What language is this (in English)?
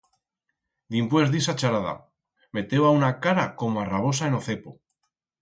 Aragonese